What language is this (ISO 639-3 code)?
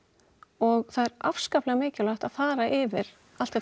isl